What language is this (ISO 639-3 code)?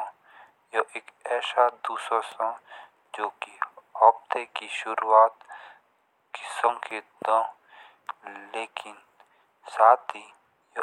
jns